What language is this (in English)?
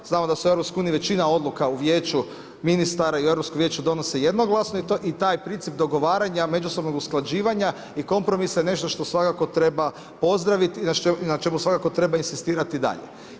Croatian